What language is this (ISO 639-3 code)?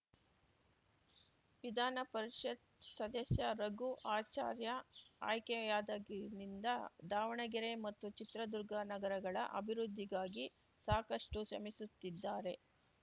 kan